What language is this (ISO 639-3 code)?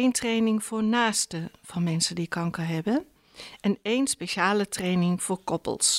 nld